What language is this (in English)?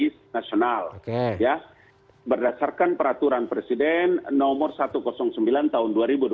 Indonesian